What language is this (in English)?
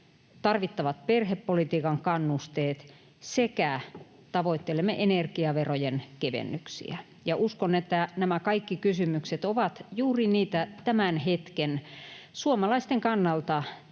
Finnish